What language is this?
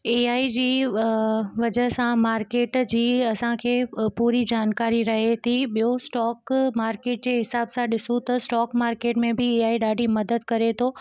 Sindhi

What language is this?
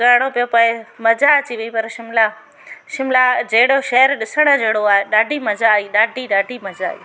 Sindhi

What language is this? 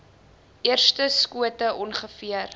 Afrikaans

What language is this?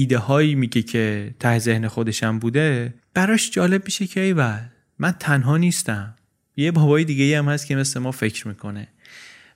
Persian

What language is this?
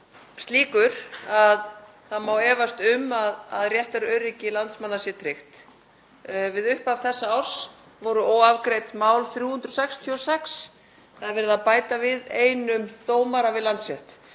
Icelandic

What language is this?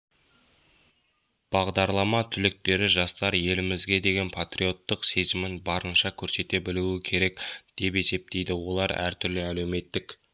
Kazakh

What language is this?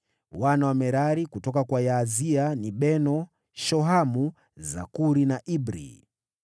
Swahili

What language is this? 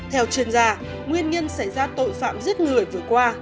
Vietnamese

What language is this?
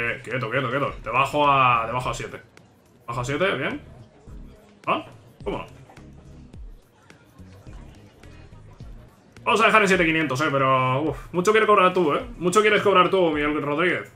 Spanish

